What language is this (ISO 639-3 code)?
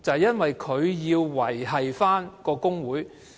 yue